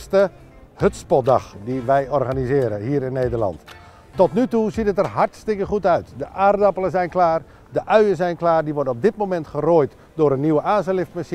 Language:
Dutch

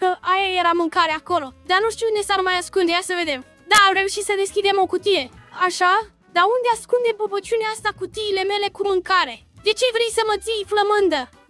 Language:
Romanian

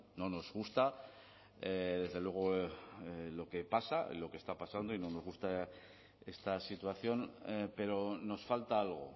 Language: Spanish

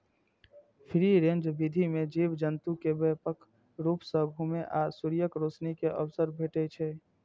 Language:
Maithili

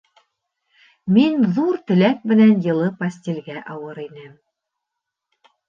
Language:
Bashkir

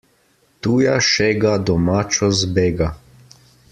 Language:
Slovenian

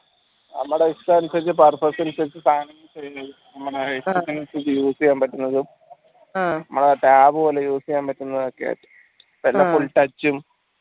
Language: Malayalam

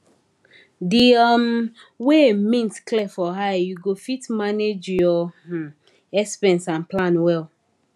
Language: Nigerian Pidgin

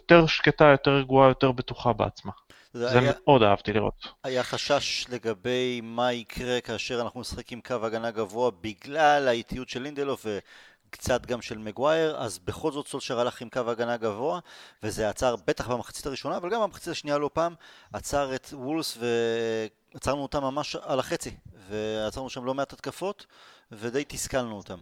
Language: Hebrew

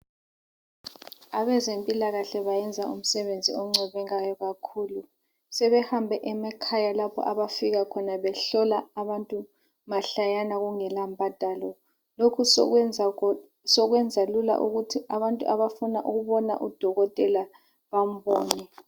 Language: North Ndebele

